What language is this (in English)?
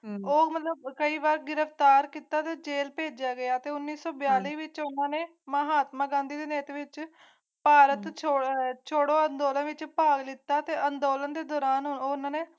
Punjabi